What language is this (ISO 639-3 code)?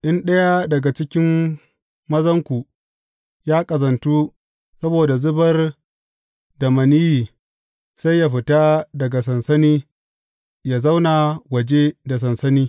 hau